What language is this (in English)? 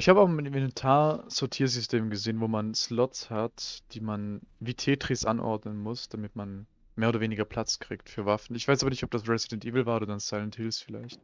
German